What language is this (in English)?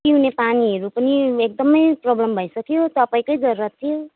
Nepali